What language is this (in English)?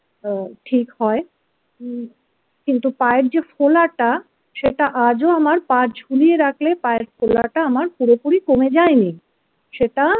Bangla